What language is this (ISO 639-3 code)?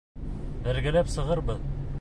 bak